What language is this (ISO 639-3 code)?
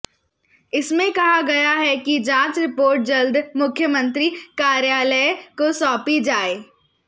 hin